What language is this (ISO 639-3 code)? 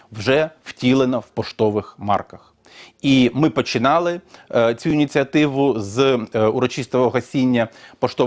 ukr